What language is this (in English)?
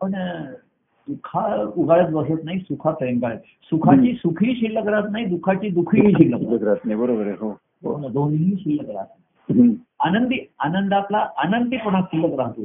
Marathi